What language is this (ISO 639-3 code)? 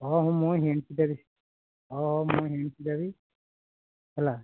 ori